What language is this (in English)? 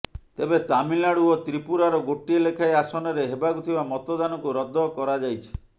Odia